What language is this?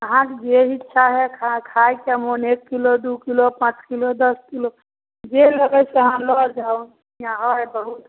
Maithili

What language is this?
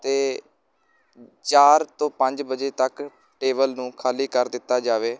Punjabi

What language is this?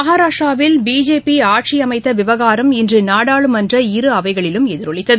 Tamil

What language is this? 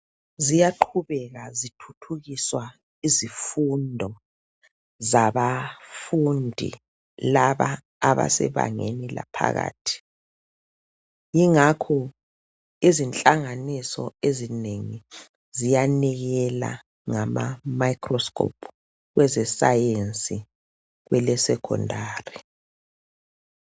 North Ndebele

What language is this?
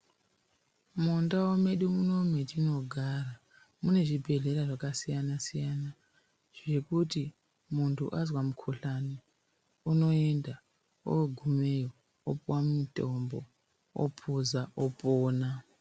Ndau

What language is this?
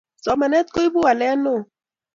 Kalenjin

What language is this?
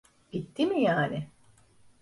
Turkish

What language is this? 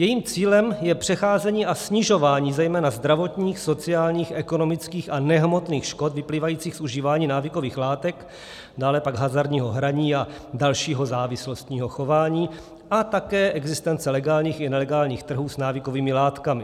Czech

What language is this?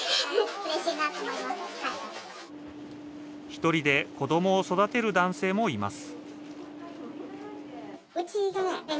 Japanese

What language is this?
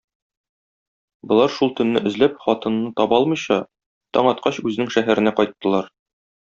Tatar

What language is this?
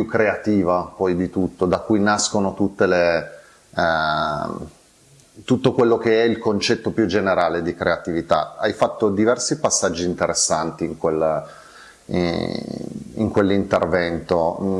Italian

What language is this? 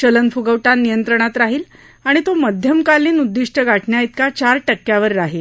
Marathi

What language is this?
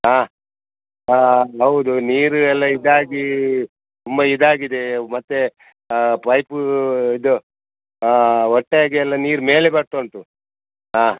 Kannada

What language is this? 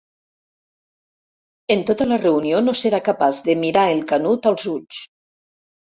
Catalan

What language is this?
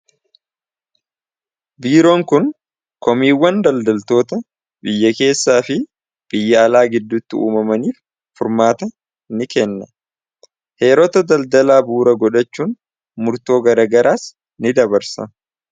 Oromo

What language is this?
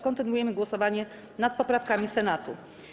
Polish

